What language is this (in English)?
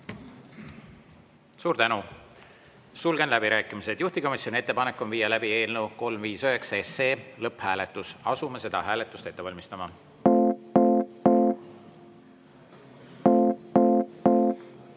Estonian